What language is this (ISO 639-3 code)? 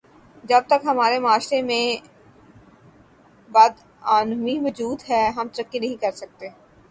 urd